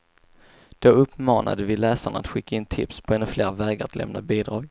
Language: Swedish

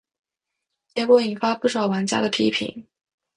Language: Chinese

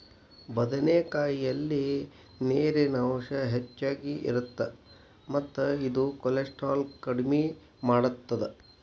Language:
Kannada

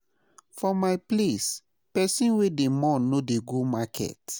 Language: Nigerian Pidgin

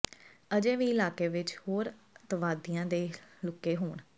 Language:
Punjabi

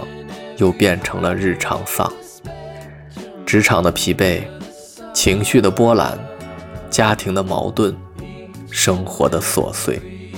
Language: Chinese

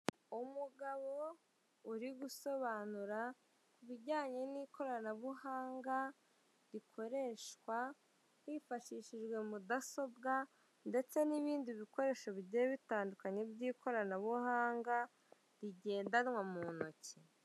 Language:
Kinyarwanda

